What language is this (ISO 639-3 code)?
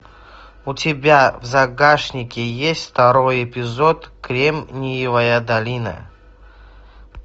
rus